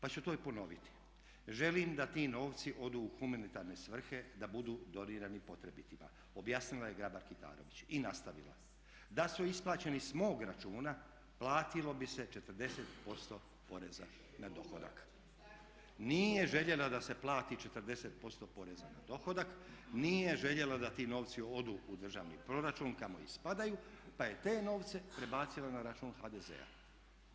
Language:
Croatian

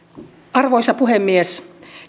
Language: Finnish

